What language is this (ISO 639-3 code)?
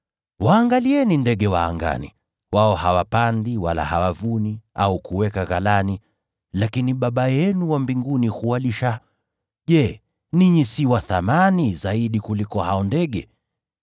swa